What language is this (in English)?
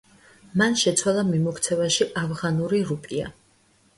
Georgian